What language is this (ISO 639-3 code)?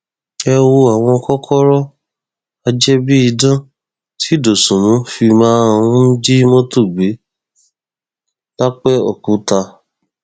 yor